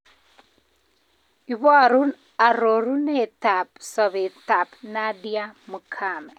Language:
Kalenjin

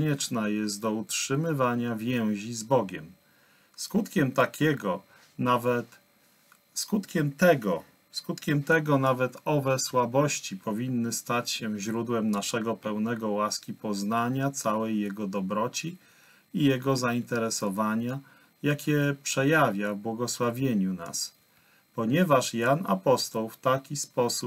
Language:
Polish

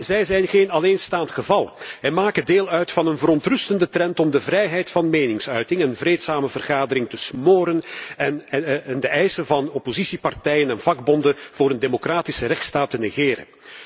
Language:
Dutch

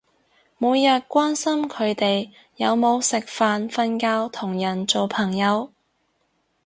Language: Cantonese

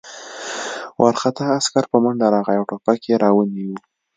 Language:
Pashto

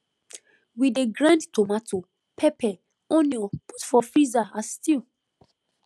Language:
Nigerian Pidgin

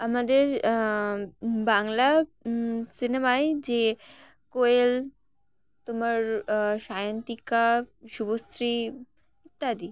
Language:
Bangla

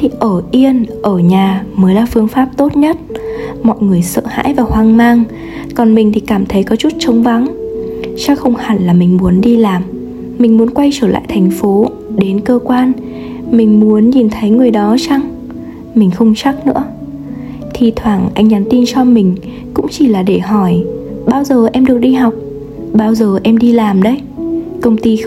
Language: Vietnamese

